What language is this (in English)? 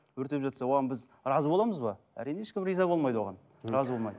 Kazakh